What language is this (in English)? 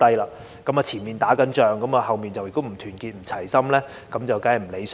Cantonese